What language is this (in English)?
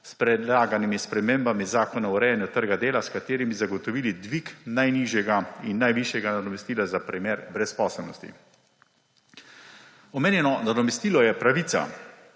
Slovenian